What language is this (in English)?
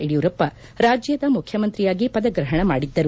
Kannada